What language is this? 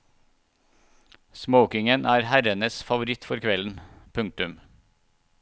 Norwegian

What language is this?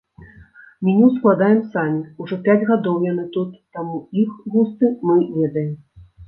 Belarusian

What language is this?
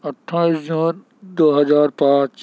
Urdu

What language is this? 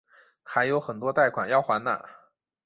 Chinese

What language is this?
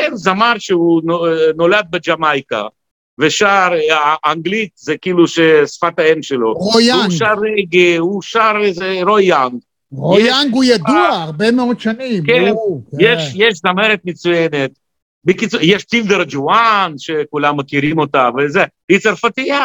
Hebrew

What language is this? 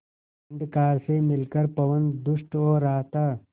Hindi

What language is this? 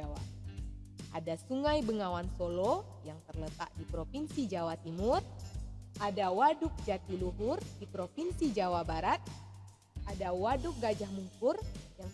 Indonesian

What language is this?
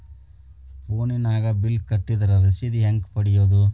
Kannada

